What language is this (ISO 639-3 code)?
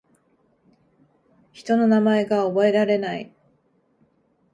jpn